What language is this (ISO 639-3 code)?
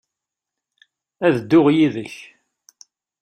kab